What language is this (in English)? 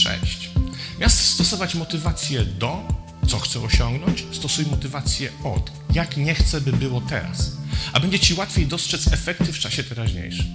Polish